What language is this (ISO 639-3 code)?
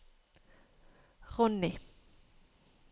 nor